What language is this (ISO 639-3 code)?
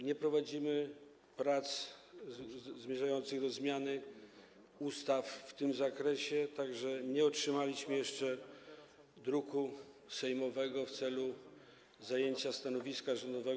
pol